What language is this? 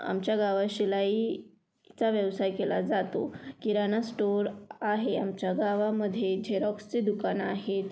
Marathi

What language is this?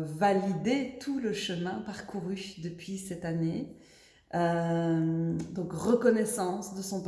French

